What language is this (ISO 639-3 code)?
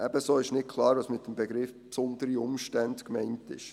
gsw